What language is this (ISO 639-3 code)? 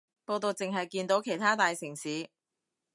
yue